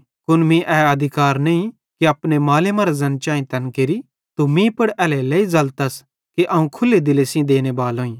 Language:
Bhadrawahi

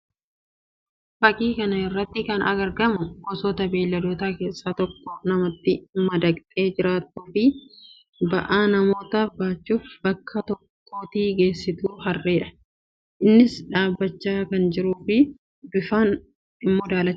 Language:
Oromo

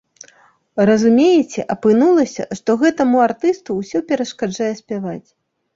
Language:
Belarusian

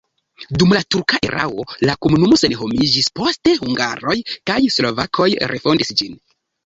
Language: Esperanto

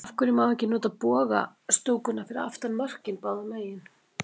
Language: Icelandic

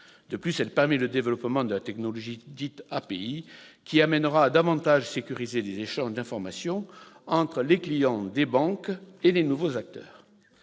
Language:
French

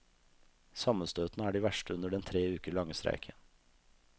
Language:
Norwegian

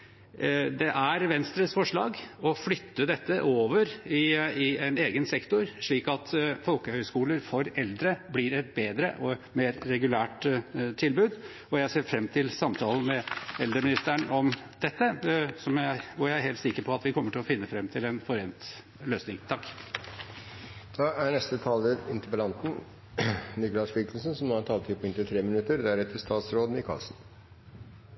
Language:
Norwegian Bokmål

